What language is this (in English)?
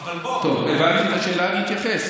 Hebrew